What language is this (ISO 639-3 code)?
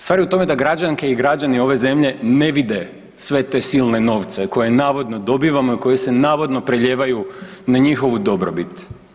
hrv